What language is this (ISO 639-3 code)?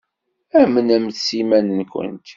kab